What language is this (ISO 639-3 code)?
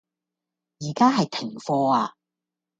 yue